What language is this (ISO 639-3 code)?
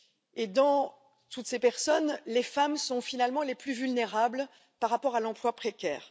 fra